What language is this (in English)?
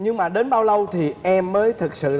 Vietnamese